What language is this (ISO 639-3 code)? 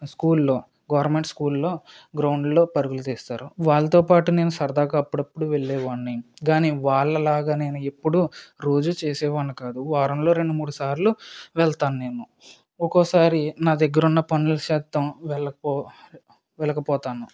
tel